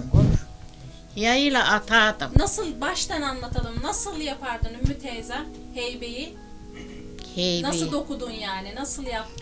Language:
Turkish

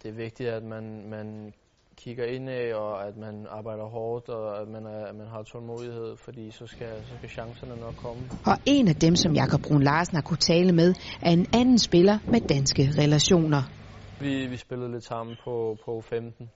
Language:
Danish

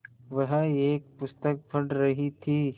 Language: Hindi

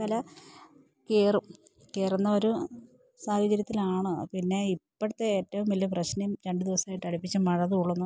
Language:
Malayalam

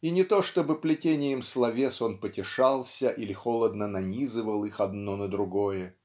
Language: Russian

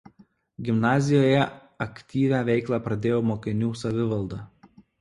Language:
Lithuanian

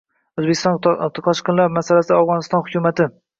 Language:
Uzbek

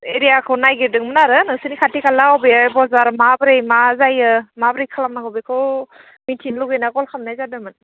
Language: Bodo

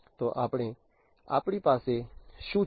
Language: Gujarati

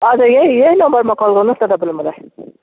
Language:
Nepali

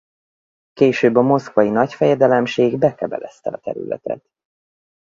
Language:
Hungarian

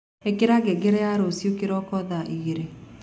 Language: Kikuyu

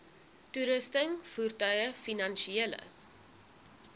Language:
Afrikaans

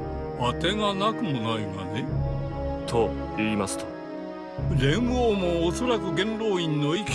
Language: Japanese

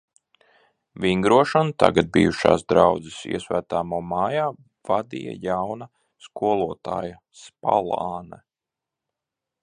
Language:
Latvian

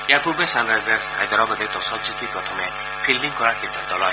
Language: Assamese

